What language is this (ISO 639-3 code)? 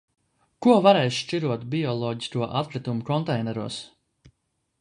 lav